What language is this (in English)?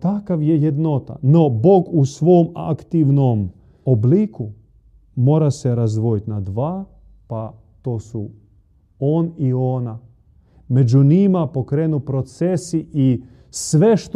Croatian